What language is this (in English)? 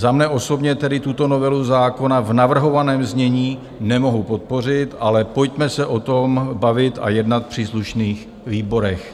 Czech